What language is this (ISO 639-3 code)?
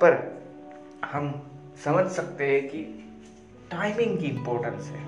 hin